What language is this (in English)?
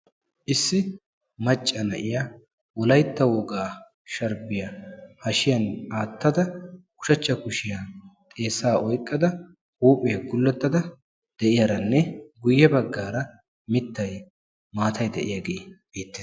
Wolaytta